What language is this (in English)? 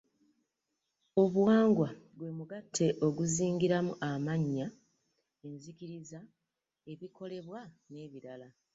Ganda